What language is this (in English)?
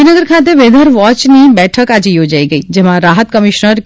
Gujarati